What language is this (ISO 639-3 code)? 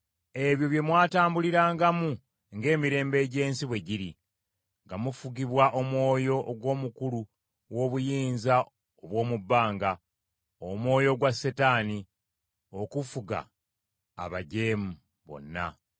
lug